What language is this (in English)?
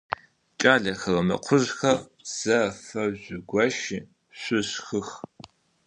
Adyghe